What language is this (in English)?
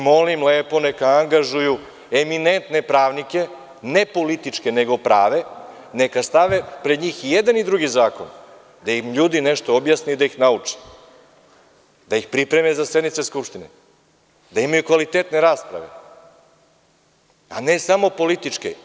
Serbian